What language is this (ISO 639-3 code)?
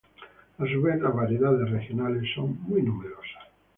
spa